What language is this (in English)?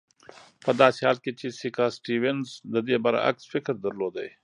Pashto